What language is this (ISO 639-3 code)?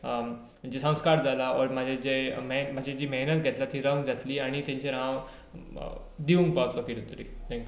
kok